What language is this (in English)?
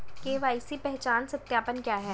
Hindi